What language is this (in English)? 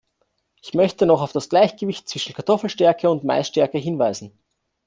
German